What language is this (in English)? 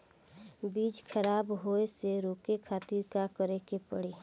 Bhojpuri